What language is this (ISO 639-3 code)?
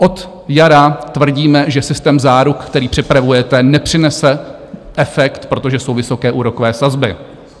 ces